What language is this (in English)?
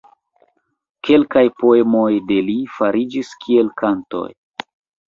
Esperanto